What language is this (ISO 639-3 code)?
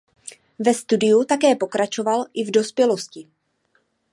ces